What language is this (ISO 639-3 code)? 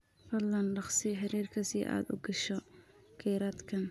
som